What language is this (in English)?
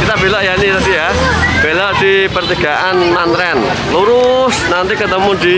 Indonesian